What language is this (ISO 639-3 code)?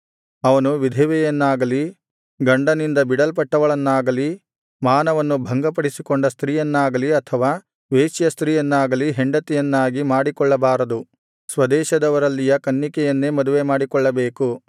kan